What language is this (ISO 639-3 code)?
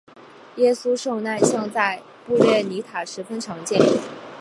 zho